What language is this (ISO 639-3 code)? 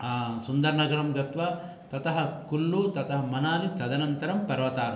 san